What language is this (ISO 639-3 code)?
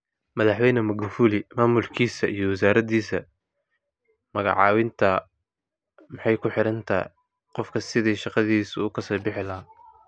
som